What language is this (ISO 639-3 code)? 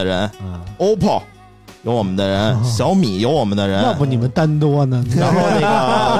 zho